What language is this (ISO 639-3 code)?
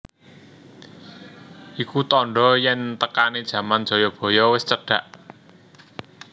jav